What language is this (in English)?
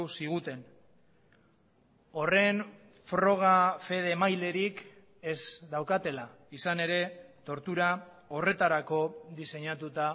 Basque